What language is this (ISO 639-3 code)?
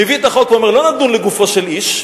heb